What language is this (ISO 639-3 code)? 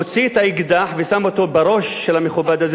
heb